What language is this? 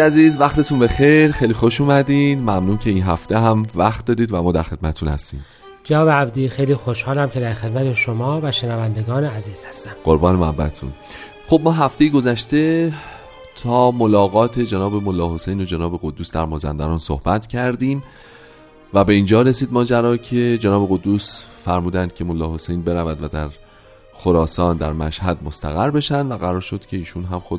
Persian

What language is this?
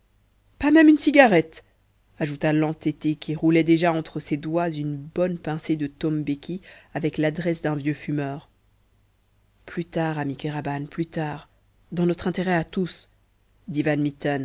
French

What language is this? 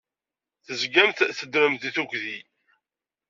Kabyle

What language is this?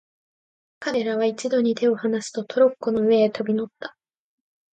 Japanese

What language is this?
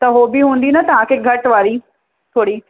Sindhi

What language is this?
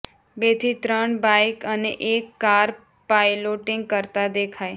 Gujarati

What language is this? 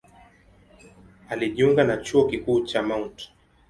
Swahili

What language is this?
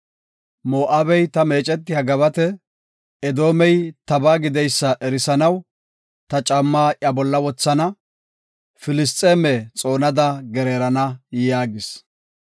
Gofa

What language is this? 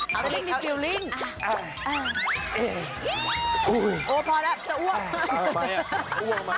Thai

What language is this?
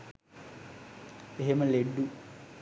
Sinhala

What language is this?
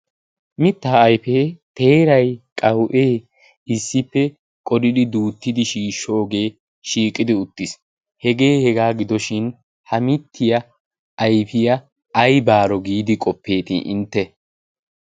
Wolaytta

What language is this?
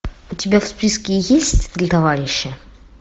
Russian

